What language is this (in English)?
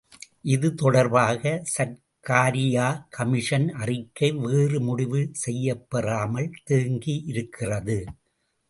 Tamil